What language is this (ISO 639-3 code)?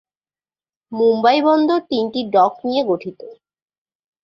ben